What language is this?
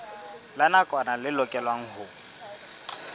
Southern Sotho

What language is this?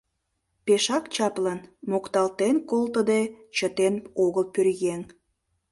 Mari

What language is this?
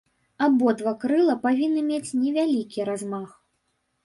Belarusian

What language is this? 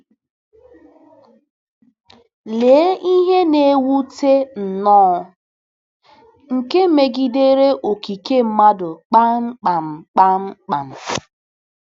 Igbo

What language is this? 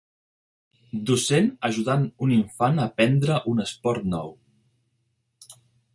Catalan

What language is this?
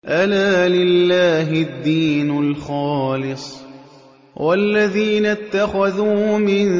Arabic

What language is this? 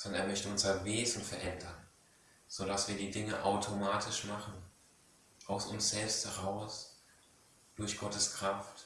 German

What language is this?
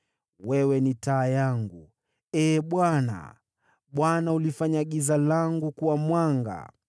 Swahili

